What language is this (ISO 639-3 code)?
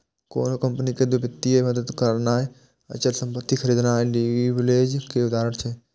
mai